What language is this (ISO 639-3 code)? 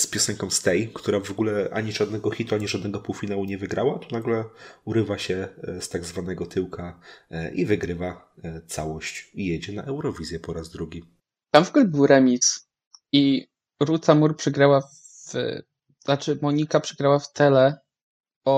pol